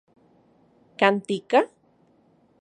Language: Central Puebla Nahuatl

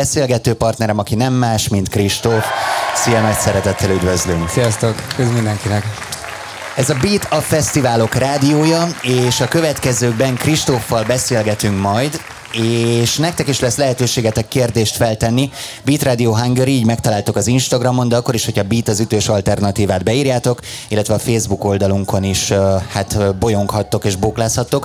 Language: Hungarian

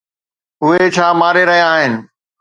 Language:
Sindhi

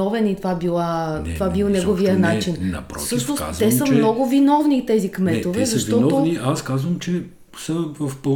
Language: Bulgarian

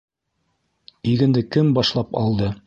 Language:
Bashkir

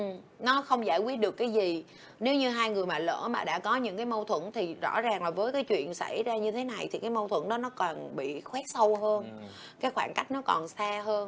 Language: Vietnamese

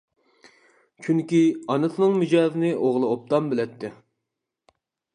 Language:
Uyghur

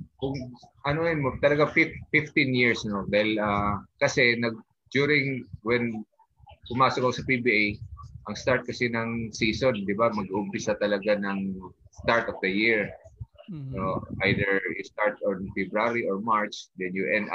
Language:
Filipino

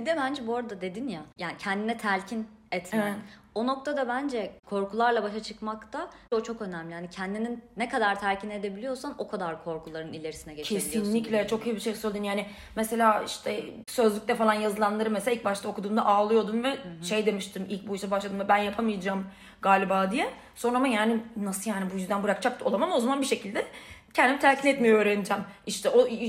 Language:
Turkish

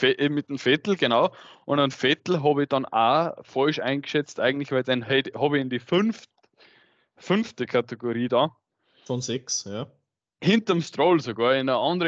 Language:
German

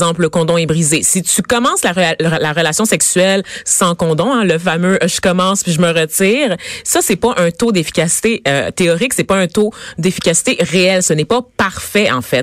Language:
French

